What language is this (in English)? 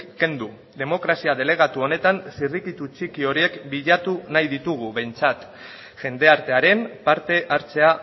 Basque